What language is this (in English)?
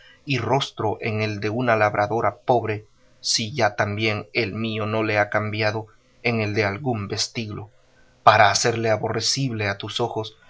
Spanish